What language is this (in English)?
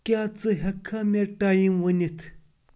Kashmiri